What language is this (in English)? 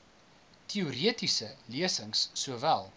Afrikaans